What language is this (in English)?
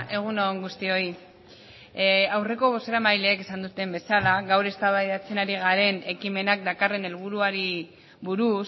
Basque